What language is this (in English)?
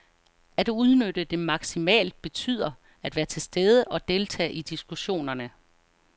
Danish